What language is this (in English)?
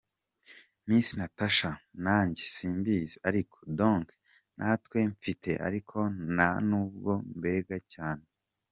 Kinyarwanda